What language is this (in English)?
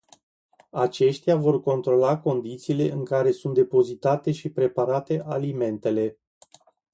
Romanian